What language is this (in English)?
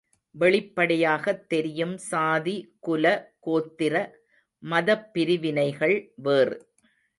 Tamil